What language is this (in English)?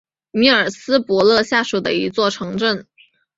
Chinese